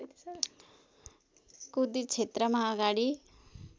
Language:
Nepali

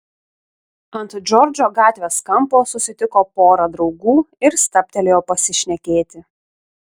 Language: Lithuanian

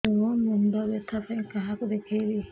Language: Odia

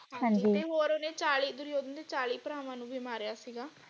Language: Punjabi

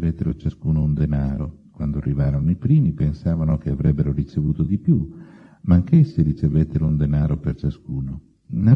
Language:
Italian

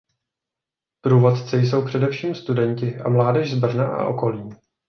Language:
Czech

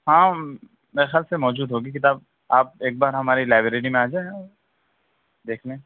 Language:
Urdu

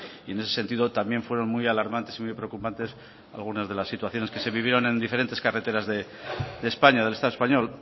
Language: Spanish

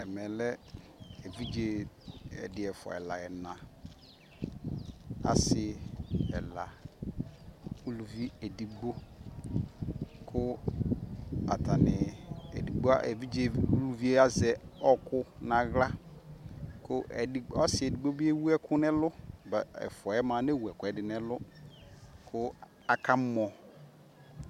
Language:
Ikposo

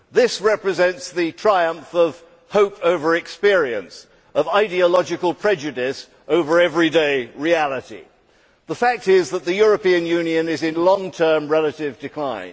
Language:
English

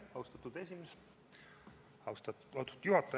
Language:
Estonian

